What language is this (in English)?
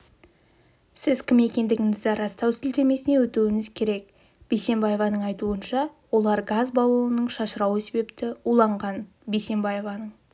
Kazakh